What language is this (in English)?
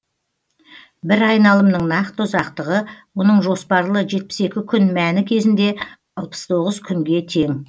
Kazakh